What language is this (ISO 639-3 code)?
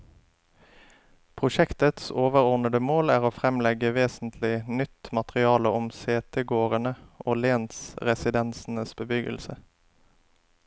nor